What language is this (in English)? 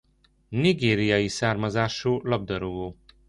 Hungarian